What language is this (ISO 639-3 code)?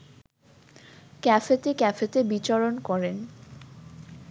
ben